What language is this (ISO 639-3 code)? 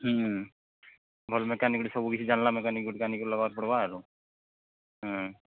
ori